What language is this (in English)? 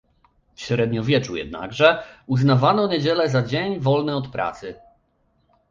Polish